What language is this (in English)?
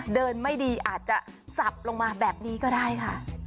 Thai